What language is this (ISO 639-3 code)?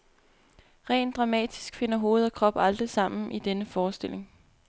dan